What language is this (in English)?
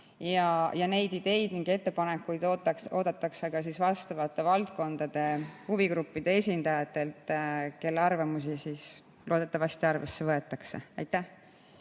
Estonian